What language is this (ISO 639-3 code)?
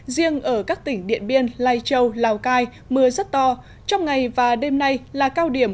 vie